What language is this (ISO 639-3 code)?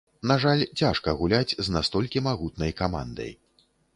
bel